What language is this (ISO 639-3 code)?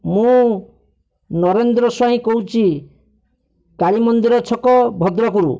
ori